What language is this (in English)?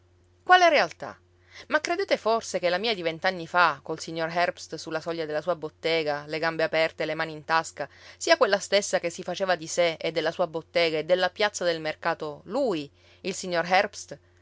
Italian